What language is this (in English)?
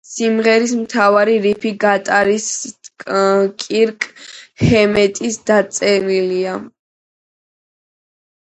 Georgian